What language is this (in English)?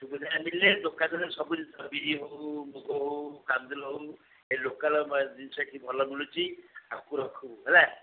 Odia